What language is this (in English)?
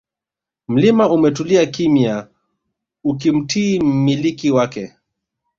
Swahili